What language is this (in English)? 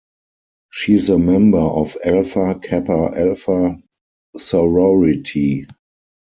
English